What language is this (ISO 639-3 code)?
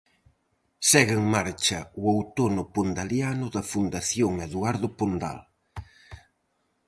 glg